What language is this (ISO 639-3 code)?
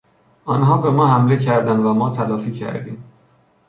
fas